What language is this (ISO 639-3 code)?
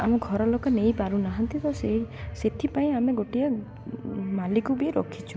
ori